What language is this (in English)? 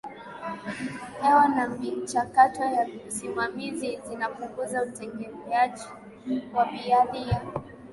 Swahili